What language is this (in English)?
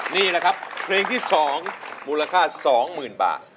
Thai